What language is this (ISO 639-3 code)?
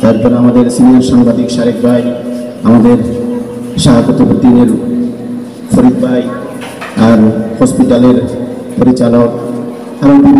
ind